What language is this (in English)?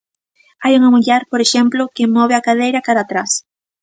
Galician